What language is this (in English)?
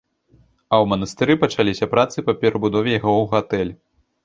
Belarusian